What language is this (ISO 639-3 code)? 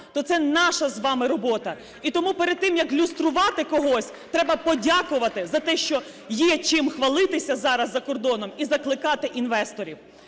ukr